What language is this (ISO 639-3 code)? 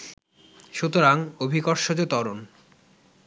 ben